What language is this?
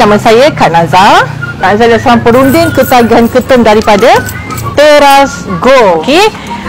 Malay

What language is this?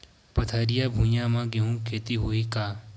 Chhattisgarhi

